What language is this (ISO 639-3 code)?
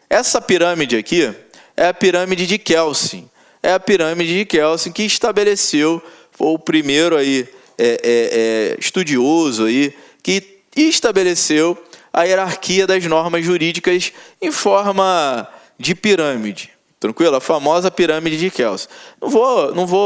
por